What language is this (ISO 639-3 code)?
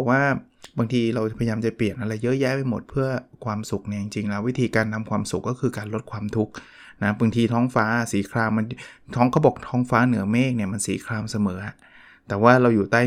tha